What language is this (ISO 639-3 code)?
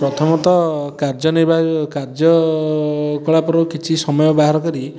ori